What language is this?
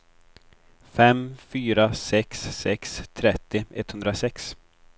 Swedish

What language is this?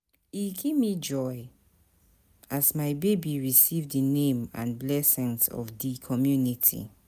Nigerian Pidgin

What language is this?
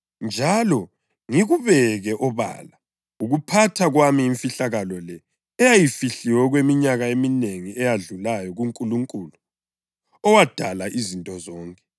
North Ndebele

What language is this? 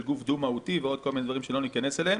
Hebrew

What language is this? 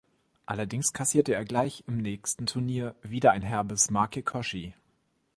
German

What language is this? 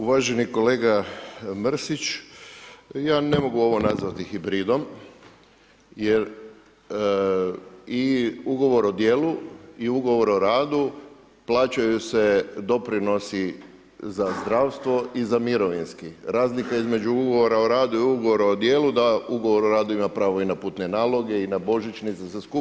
Croatian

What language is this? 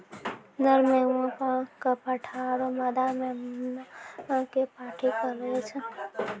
Maithili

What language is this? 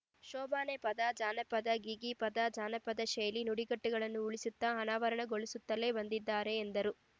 Kannada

